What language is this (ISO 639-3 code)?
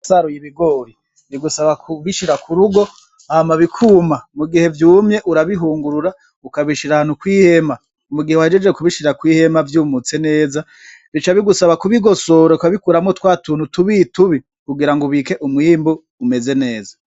run